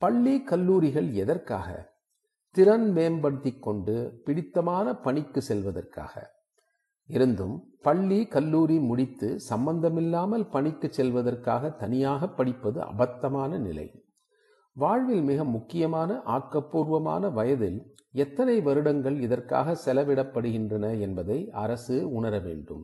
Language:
Tamil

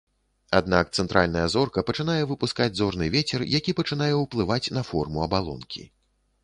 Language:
Belarusian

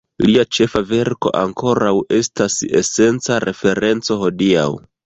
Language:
Esperanto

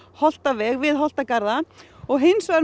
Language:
Icelandic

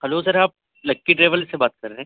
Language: Urdu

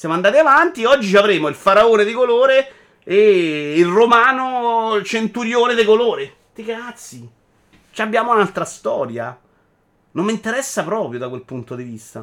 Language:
Italian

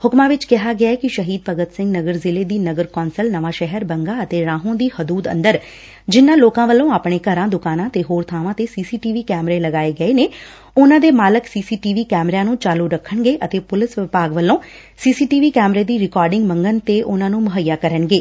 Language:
Punjabi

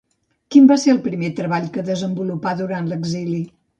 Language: Catalan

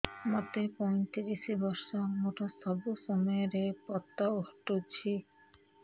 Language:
Odia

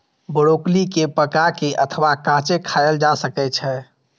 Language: Maithili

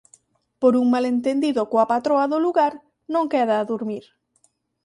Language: Galician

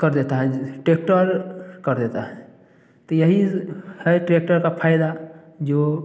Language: Hindi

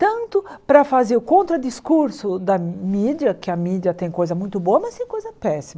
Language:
Portuguese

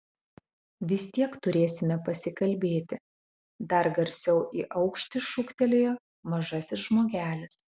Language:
Lithuanian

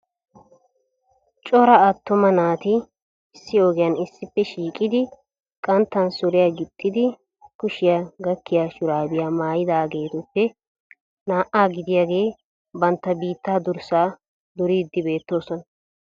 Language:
Wolaytta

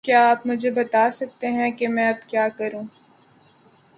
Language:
Urdu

